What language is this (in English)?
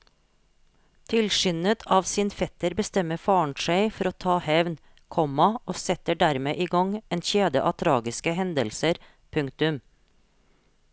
Norwegian